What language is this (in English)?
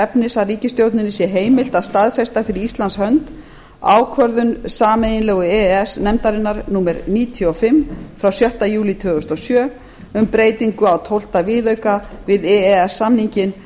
Icelandic